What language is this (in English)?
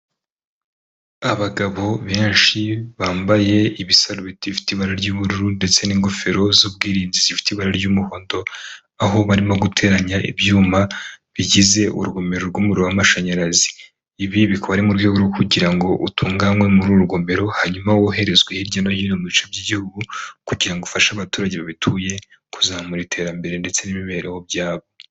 Kinyarwanda